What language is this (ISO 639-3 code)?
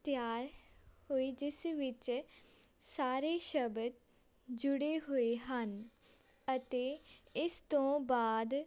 pan